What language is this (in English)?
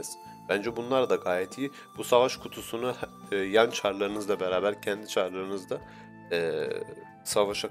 Turkish